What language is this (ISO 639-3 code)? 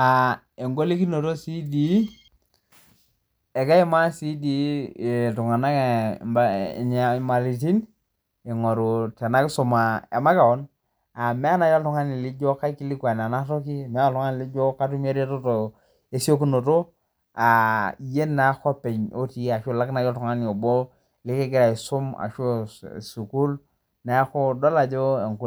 mas